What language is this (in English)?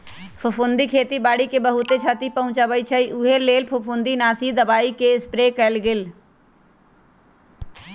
Magahi